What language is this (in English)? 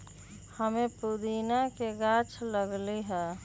Magahi